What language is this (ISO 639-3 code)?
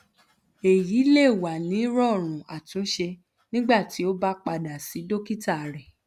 yor